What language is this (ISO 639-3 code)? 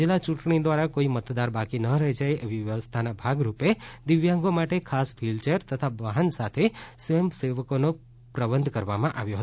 guj